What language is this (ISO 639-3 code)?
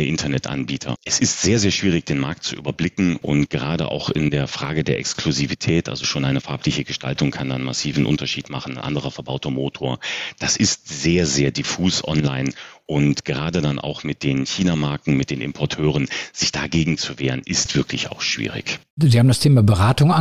deu